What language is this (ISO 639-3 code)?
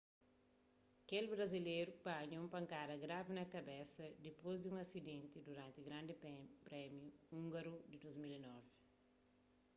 kea